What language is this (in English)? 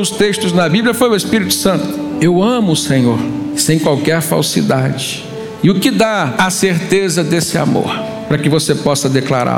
Portuguese